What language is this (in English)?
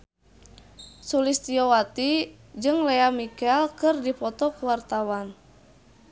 Sundanese